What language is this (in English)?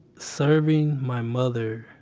English